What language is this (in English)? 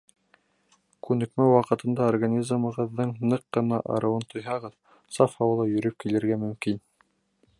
Bashkir